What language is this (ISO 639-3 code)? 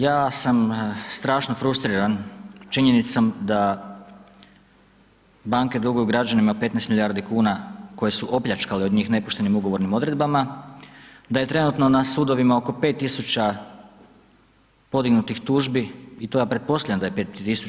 hrv